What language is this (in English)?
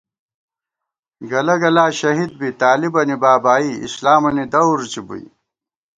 Gawar-Bati